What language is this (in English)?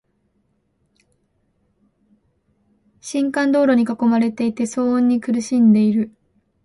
Japanese